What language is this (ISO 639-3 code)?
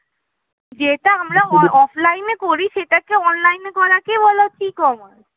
ben